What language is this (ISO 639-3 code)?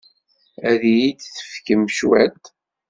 kab